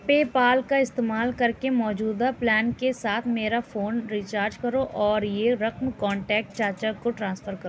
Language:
Urdu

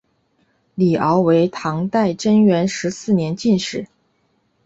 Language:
Chinese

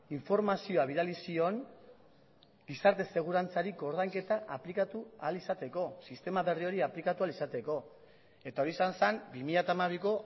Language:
Basque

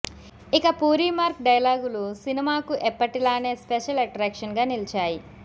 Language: Telugu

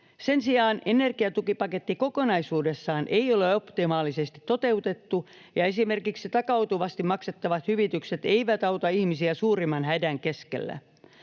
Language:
Finnish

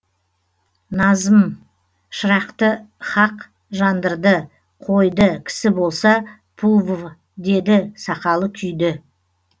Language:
Kazakh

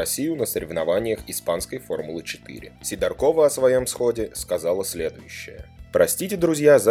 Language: Russian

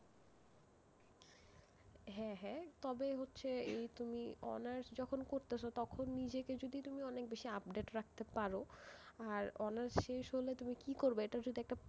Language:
Bangla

